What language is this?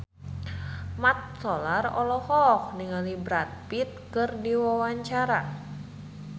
Sundanese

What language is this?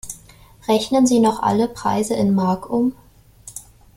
German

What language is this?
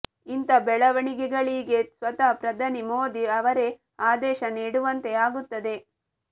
Kannada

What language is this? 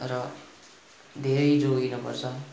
Nepali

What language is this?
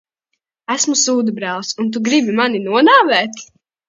Latvian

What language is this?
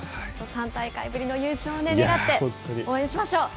Japanese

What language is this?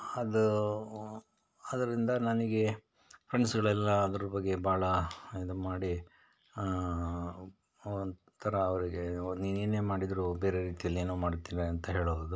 Kannada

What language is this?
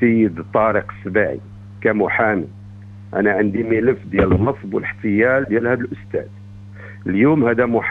Arabic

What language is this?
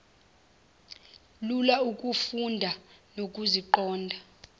Zulu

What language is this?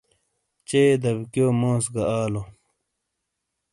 Shina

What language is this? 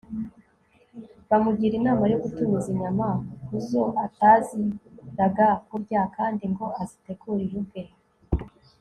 Kinyarwanda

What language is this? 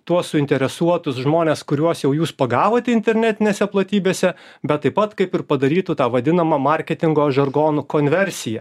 Lithuanian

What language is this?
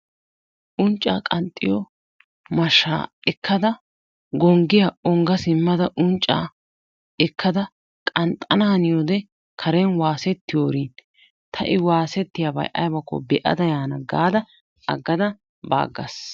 Wolaytta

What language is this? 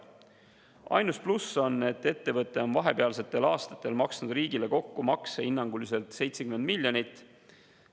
Estonian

